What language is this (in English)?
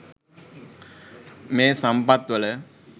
Sinhala